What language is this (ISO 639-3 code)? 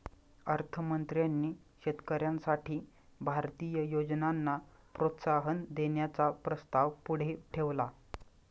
mar